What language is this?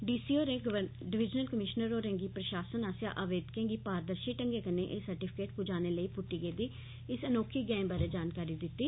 Dogri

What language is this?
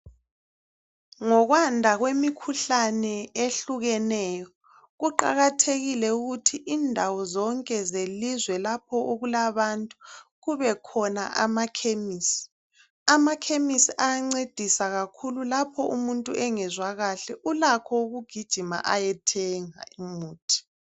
North Ndebele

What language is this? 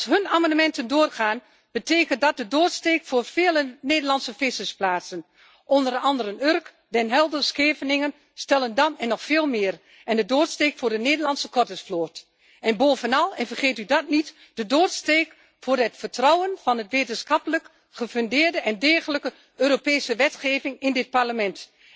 Dutch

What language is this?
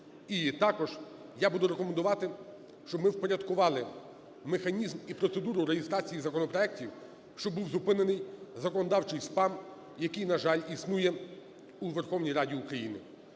Ukrainian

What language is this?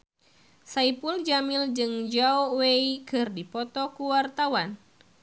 Sundanese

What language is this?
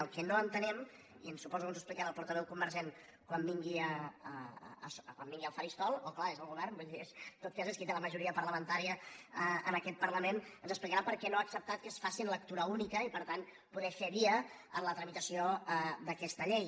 Catalan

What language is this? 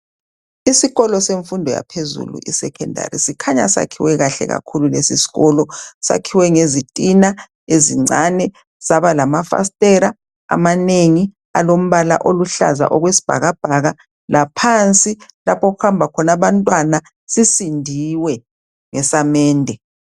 North Ndebele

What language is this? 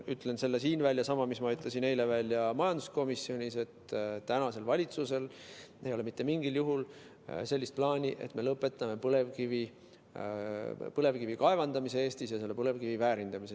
Estonian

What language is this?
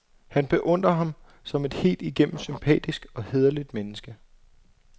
Danish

